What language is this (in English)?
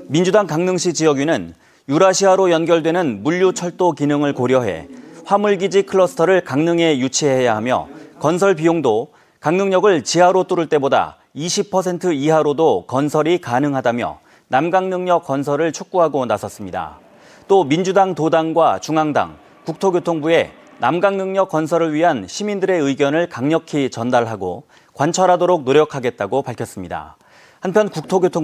Korean